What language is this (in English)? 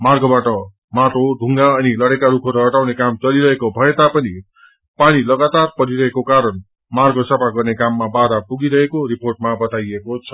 Nepali